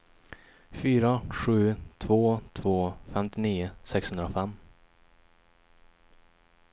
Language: Swedish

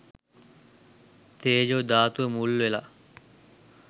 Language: Sinhala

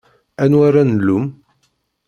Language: Kabyle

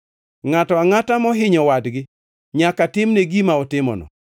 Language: Luo (Kenya and Tanzania)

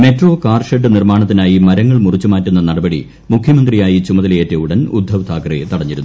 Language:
Malayalam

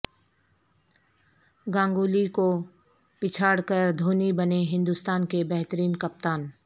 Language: Urdu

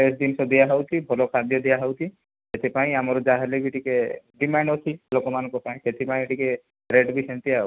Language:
Odia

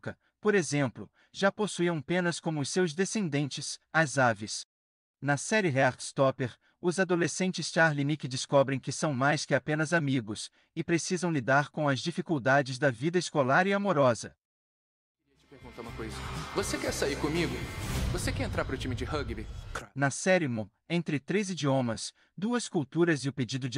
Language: Portuguese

